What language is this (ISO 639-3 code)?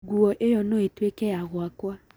kik